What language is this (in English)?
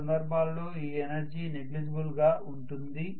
Telugu